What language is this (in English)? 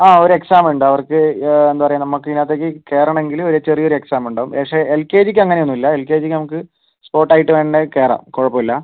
Malayalam